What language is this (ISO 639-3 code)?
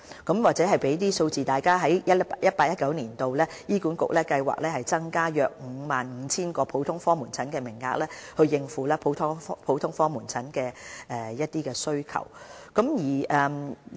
yue